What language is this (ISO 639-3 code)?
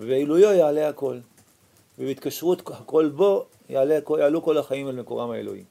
heb